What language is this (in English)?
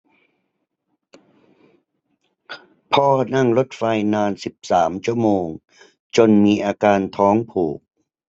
Thai